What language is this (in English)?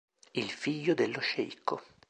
Italian